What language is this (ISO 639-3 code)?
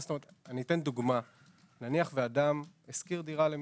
heb